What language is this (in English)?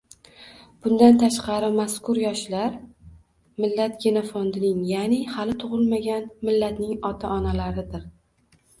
Uzbek